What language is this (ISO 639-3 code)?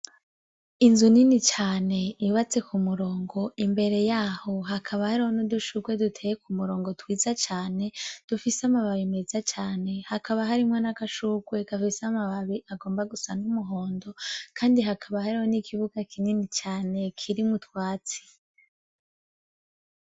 run